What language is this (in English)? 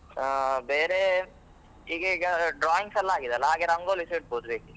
Kannada